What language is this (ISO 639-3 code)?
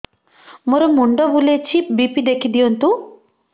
ori